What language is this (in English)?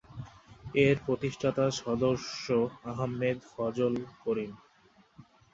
Bangla